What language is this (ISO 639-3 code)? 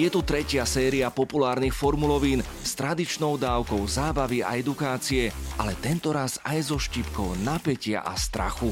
slk